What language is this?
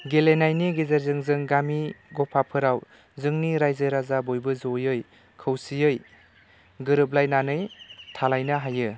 Bodo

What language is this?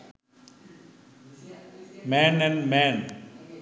Sinhala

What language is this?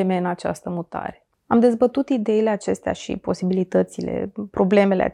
Romanian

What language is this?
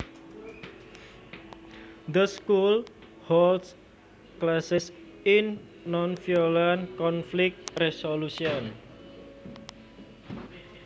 Javanese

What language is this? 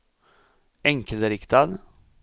Swedish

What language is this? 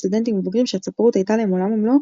Hebrew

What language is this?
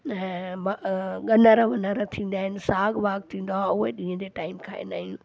Sindhi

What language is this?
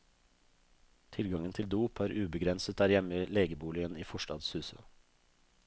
Norwegian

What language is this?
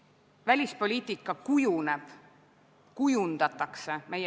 Estonian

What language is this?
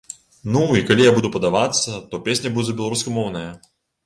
Belarusian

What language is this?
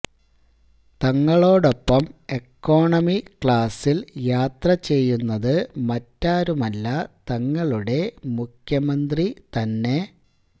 Malayalam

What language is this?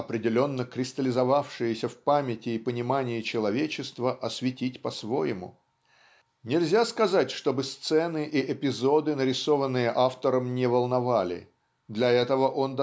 Russian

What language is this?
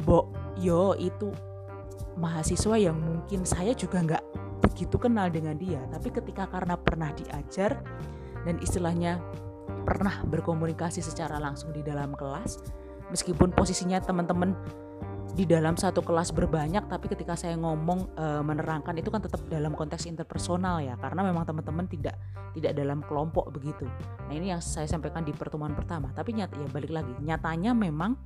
Indonesian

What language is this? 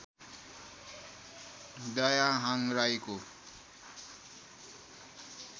Nepali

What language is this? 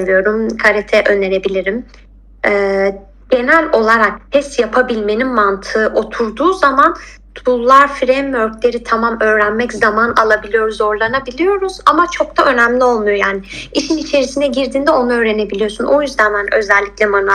Turkish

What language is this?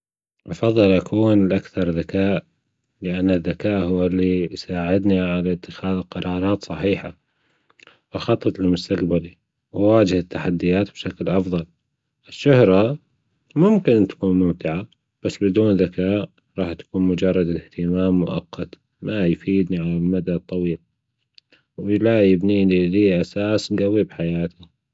Gulf Arabic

